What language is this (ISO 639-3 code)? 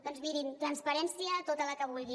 cat